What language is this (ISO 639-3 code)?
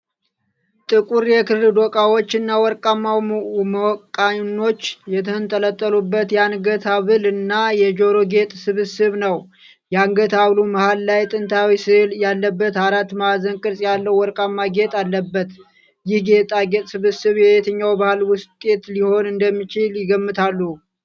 amh